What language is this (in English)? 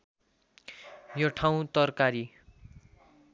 Nepali